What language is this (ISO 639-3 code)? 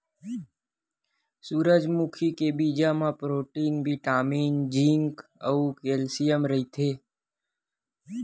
hne